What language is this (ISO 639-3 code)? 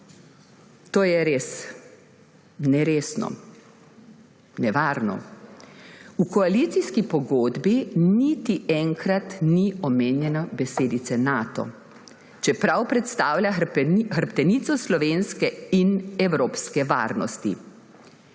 slv